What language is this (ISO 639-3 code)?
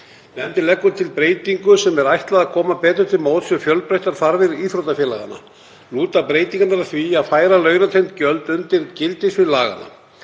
isl